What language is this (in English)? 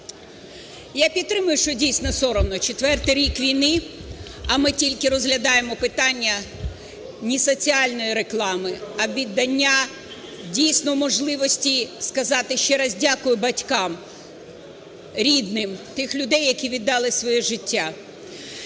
Ukrainian